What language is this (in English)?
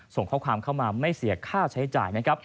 Thai